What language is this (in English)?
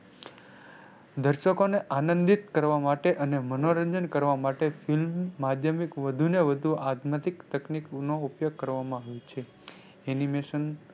Gujarati